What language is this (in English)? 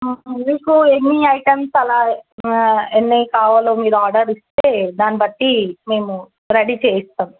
Telugu